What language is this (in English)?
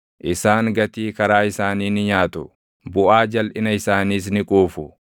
Oromo